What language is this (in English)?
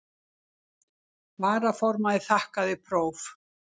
Icelandic